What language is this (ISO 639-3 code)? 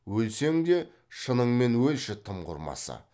kaz